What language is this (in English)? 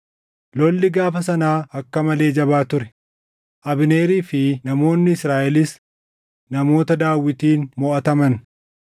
Oromo